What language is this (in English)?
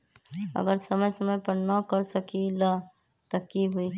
Magahi